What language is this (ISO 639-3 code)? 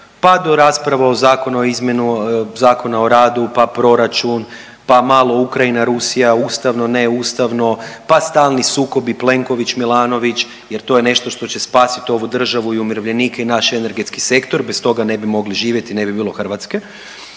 hrv